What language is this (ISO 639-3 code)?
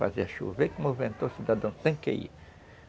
por